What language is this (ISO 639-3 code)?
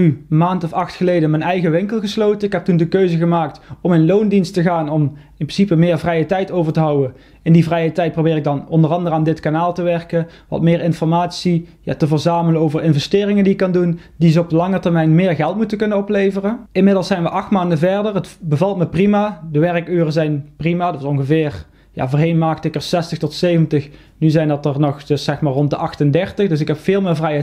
nld